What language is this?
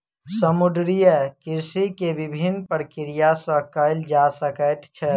Maithili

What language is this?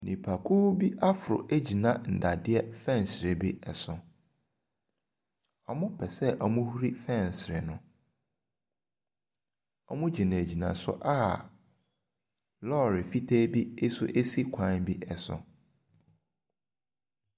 Akan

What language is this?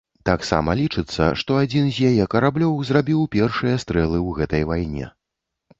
Belarusian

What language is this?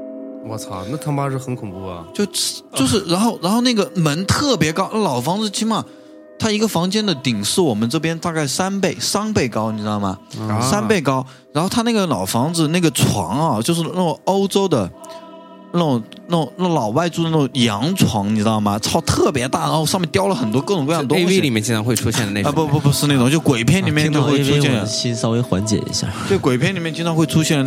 Chinese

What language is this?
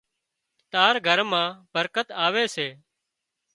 Wadiyara Koli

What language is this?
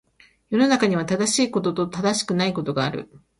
Japanese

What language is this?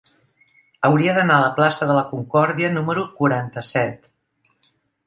Catalan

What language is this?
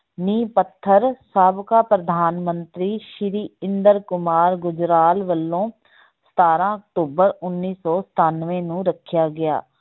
Punjabi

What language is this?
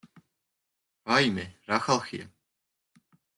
Georgian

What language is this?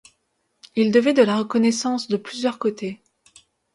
French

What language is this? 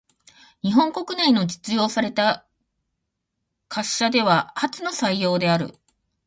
Japanese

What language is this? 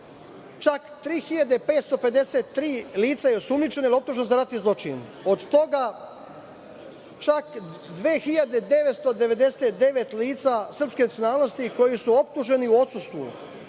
Serbian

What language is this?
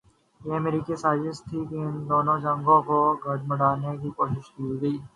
Urdu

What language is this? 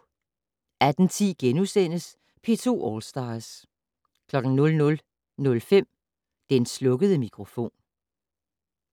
Danish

